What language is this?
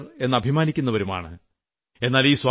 Malayalam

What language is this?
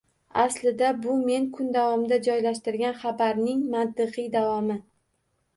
Uzbek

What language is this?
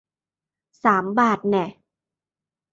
Thai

